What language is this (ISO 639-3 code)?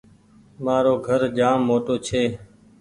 gig